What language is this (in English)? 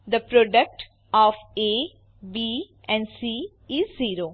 Gujarati